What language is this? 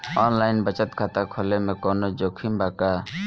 Bhojpuri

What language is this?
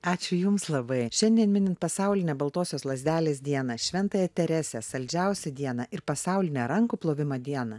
Lithuanian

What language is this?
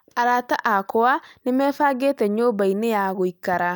Kikuyu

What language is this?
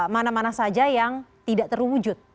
Indonesian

